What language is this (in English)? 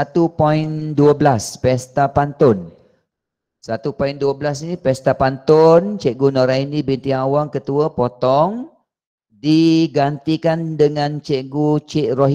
Malay